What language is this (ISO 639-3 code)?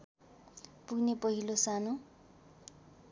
nep